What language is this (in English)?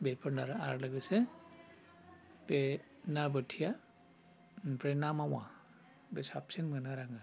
Bodo